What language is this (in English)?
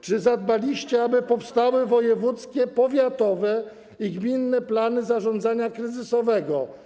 Polish